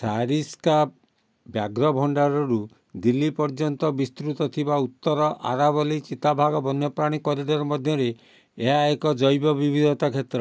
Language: Odia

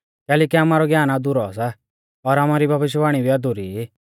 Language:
Mahasu Pahari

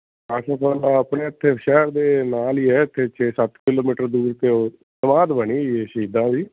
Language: Punjabi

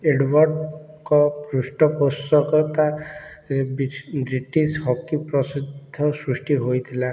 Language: Odia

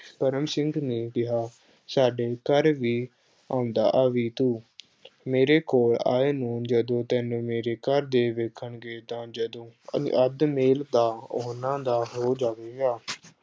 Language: Punjabi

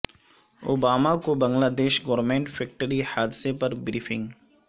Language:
Urdu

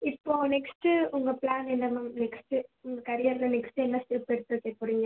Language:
Tamil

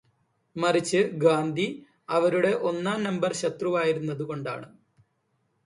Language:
Malayalam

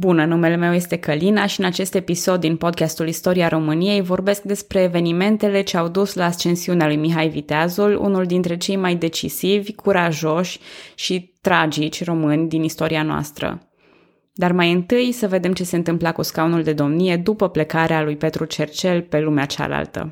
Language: Romanian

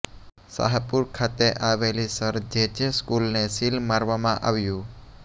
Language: Gujarati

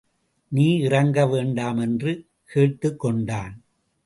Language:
Tamil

